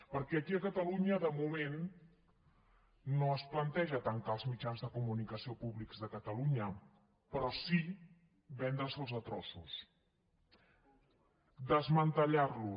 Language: Catalan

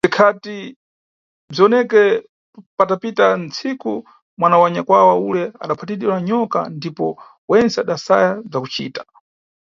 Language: Nyungwe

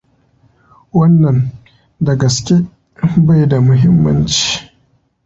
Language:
Hausa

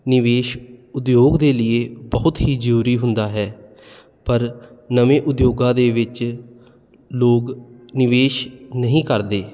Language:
Punjabi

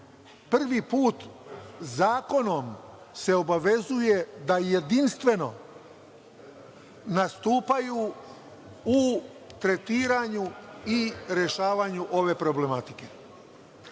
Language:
Serbian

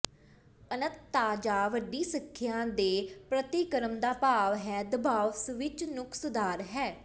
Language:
Punjabi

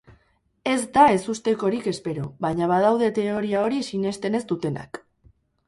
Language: Basque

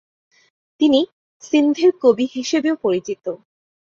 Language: Bangla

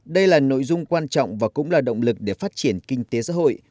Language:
Vietnamese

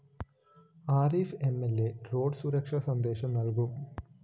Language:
Malayalam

